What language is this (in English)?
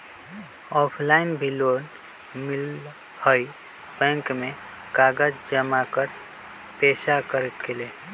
Magahi